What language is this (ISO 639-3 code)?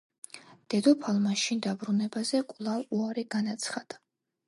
kat